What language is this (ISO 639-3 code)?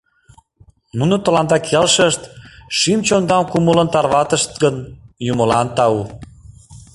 chm